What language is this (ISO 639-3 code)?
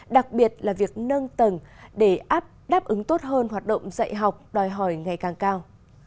vie